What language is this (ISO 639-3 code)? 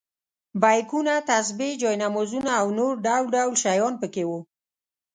pus